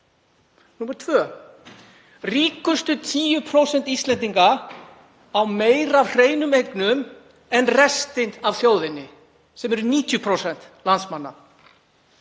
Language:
Icelandic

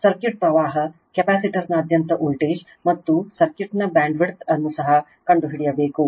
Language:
Kannada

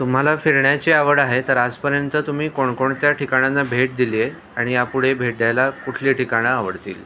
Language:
Marathi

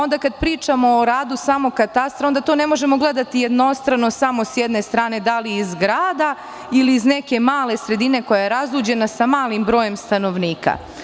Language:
Serbian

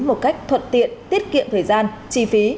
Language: Vietnamese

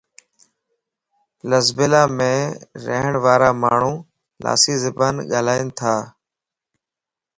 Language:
Lasi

